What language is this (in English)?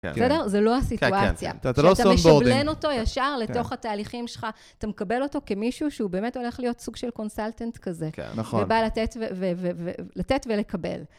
Hebrew